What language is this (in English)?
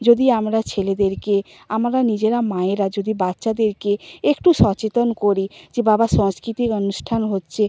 Bangla